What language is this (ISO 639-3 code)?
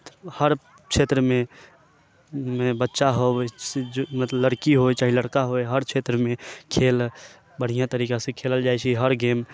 mai